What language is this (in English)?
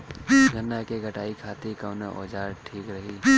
Bhojpuri